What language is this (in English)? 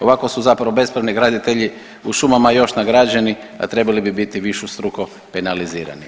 Croatian